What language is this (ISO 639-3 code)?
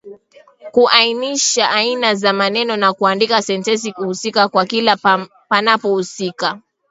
swa